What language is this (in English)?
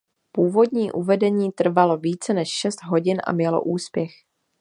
Czech